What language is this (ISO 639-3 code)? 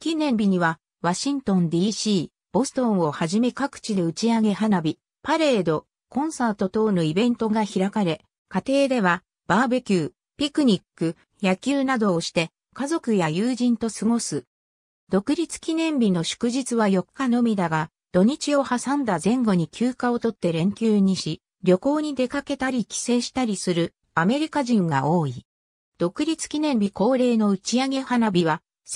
jpn